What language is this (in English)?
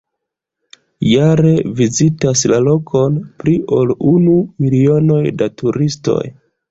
Esperanto